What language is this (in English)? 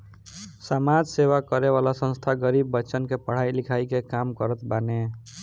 Bhojpuri